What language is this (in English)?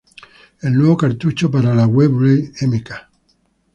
Spanish